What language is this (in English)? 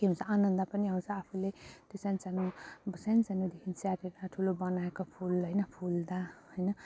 Nepali